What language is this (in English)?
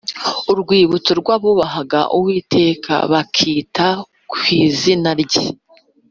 Kinyarwanda